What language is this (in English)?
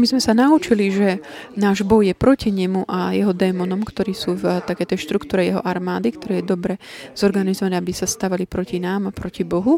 Slovak